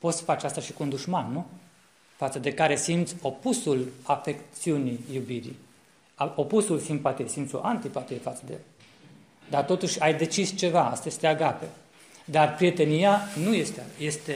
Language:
Romanian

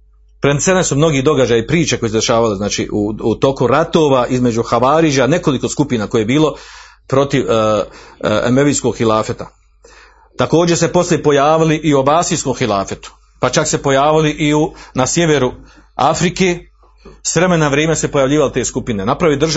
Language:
Croatian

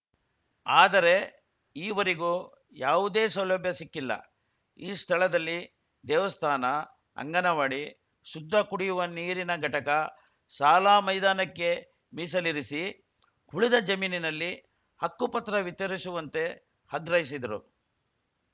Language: Kannada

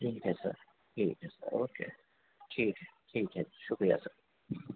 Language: Urdu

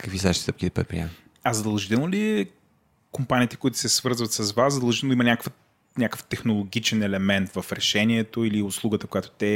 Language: Bulgarian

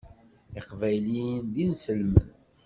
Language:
Kabyle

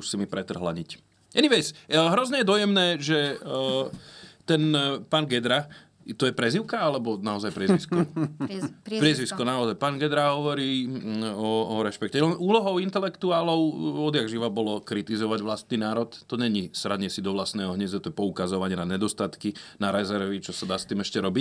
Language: Slovak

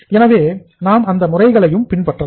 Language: Tamil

